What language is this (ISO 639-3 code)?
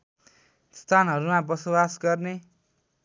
nep